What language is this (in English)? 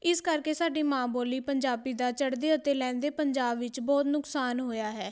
Punjabi